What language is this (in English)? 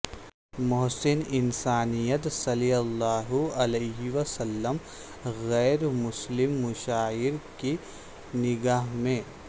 Urdu